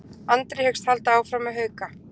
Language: Icelandic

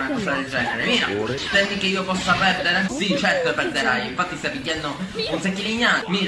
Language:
Italian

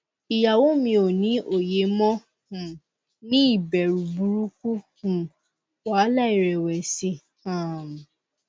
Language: Yoruba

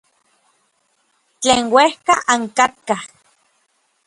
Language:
Orizaba Nahuatl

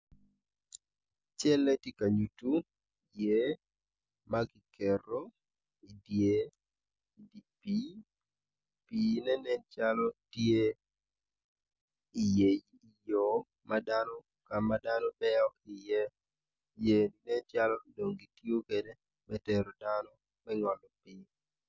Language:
Acoli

